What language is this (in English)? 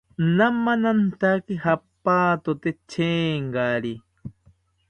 South Ucayali Ashéninka